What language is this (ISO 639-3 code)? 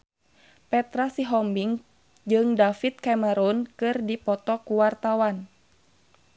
sun